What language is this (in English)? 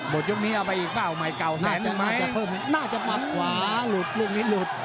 Thai